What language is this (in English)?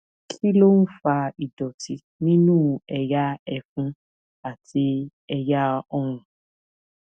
Yoruba